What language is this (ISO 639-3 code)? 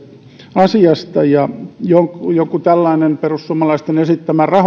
fin